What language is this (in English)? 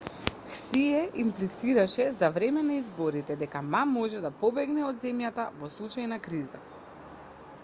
Macedonian